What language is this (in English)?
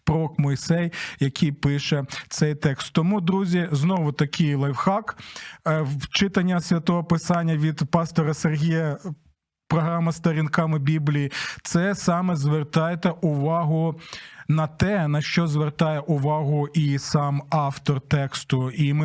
Ukrainian